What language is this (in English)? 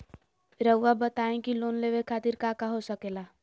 Magahi